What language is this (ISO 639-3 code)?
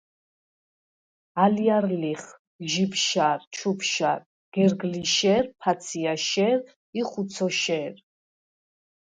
sva